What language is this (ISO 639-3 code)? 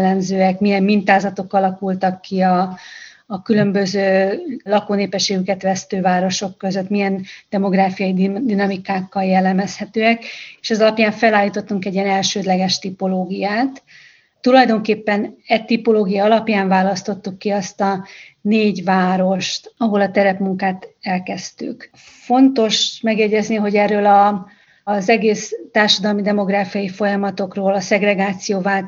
hun